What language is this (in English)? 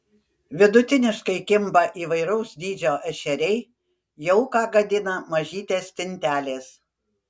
Lithuanian